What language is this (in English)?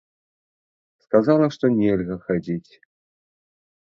Belarusian